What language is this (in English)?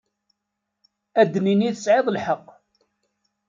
Kabyle